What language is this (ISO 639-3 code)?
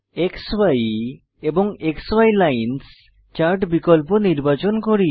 ben